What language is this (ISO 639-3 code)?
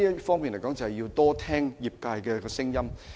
yue